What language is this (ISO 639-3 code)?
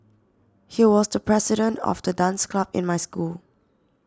eng